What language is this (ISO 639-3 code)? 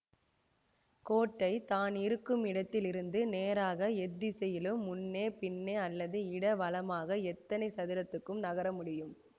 tam